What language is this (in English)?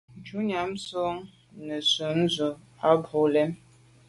Medumba